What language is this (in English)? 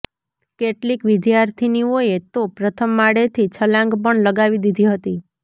Gujarati